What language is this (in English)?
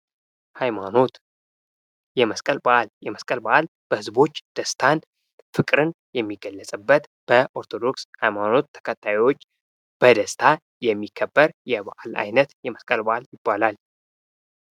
Amharic